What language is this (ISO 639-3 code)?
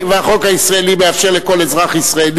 heb